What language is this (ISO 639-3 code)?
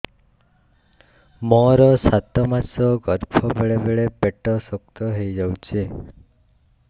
ori